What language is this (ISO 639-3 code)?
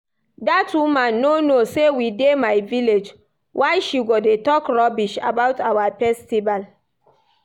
pcm